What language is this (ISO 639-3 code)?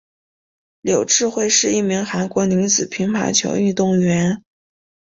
zho